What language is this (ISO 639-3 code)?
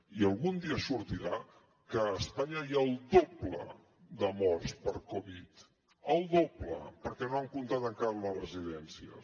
cat